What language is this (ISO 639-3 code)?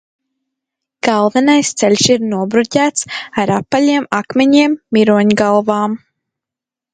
lav